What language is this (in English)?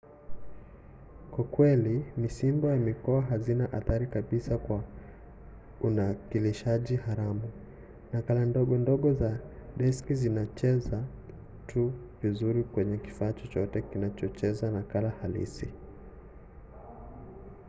Swahili